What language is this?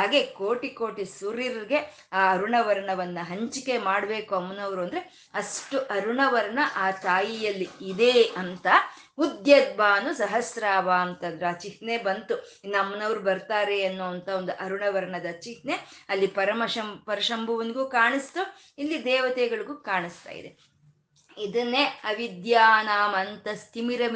Kannada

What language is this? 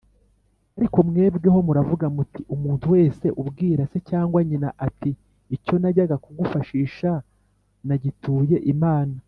Kinyarwanda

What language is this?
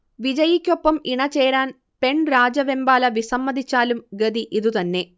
Malayalam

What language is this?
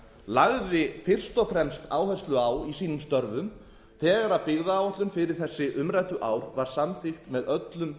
Icelandic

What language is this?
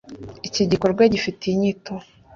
Kinyarwanda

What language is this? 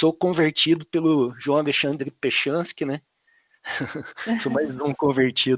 Portuguese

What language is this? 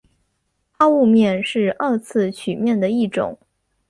Chinese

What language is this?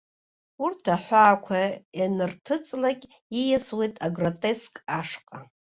Abkhazian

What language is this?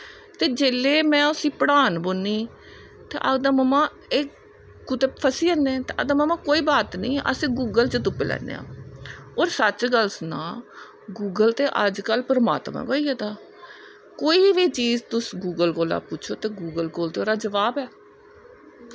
Dogri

